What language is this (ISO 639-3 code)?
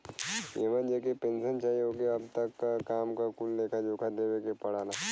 bho